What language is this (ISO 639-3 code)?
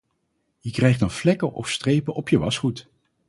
nld